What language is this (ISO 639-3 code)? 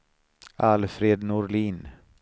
swe